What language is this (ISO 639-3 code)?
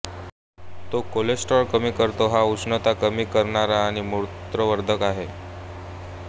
mar